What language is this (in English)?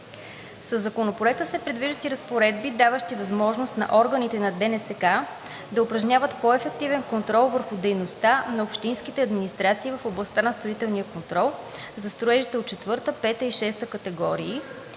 Bulgarian